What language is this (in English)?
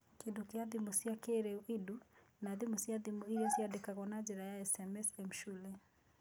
Kikuyu